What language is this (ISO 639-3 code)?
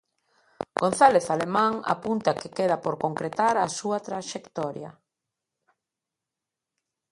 glg